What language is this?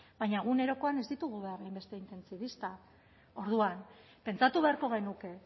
Basque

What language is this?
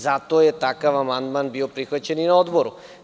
Serbian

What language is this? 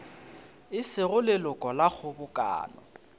Northern Sotho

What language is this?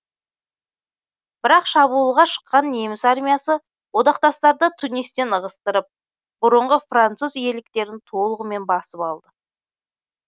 Kazakh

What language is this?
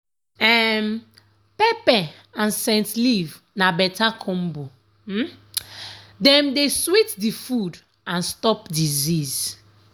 Nigerian Pidgin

